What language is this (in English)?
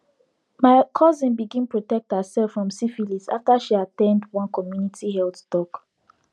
Nigerian Pidgin